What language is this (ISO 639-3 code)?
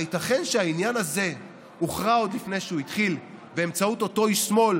heb